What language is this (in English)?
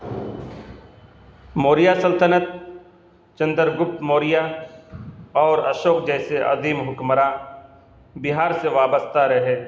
Urdu